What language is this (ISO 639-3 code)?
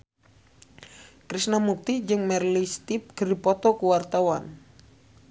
sun